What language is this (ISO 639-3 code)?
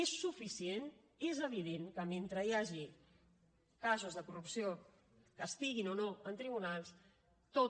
cat